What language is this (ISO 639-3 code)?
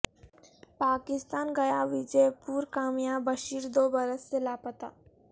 urd